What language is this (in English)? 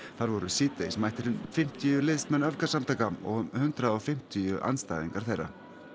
Icelandic